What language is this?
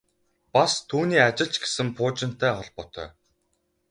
Mongolian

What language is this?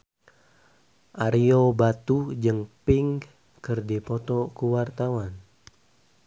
Sundanese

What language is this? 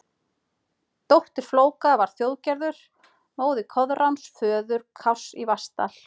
Icelandic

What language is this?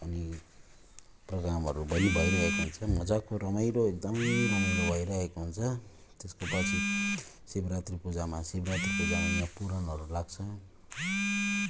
Nepali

